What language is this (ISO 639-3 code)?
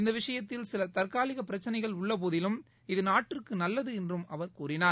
tam